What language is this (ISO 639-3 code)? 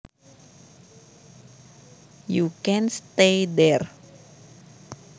jav